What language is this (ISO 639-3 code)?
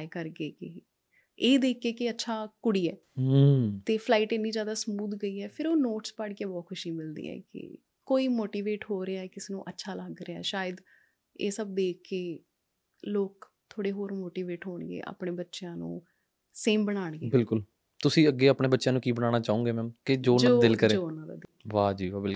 pan